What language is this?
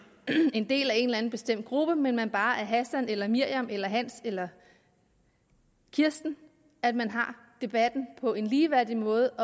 Danish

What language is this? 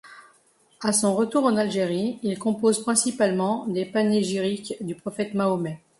French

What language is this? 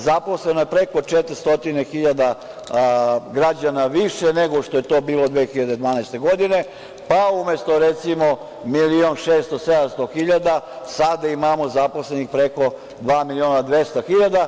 Serbian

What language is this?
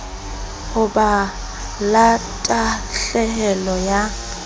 Southern Sotho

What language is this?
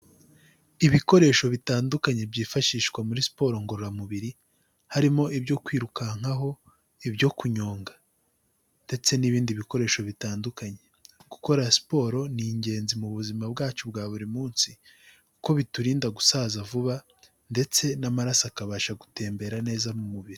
Kinyarwanda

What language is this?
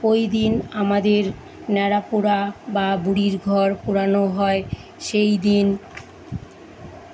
Bangla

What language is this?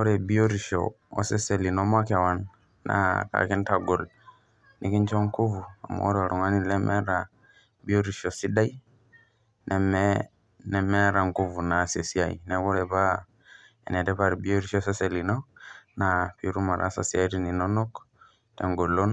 Masai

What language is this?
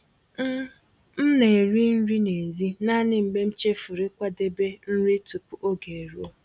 Igbo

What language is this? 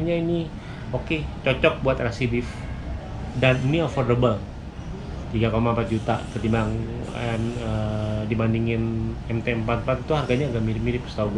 Indonesian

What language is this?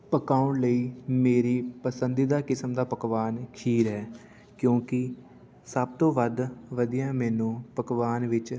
Punjabi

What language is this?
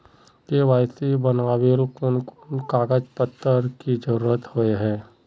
Magahi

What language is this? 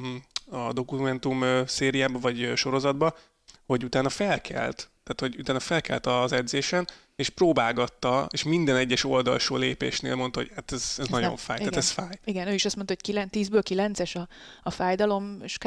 Hungarian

